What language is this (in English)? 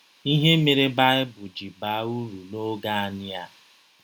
Igbo